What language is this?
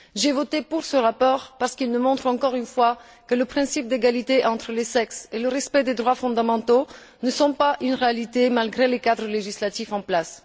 French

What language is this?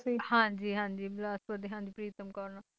Punjabi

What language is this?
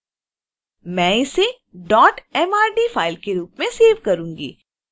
Hindi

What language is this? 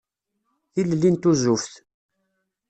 Kabyle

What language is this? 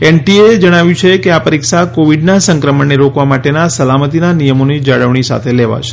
Gujarati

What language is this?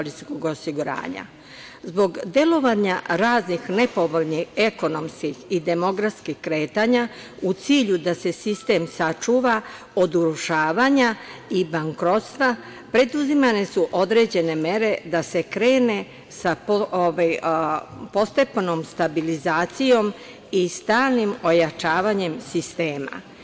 Serbian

